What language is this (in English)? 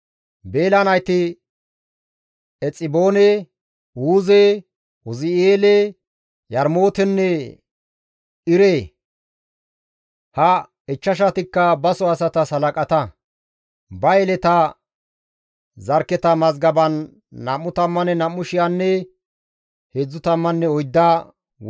Gamo